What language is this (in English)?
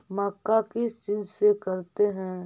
Magahi